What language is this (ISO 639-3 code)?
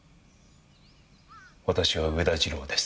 jpn